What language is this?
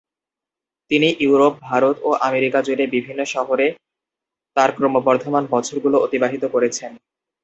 Bangla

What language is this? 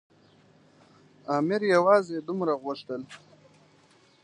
Pashto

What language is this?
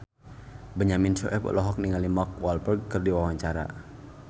Sundanese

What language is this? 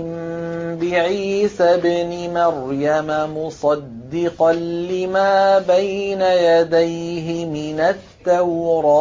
Arabic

